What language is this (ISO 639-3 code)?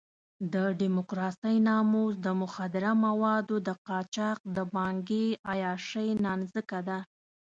pus